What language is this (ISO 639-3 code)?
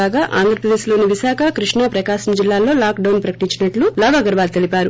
tel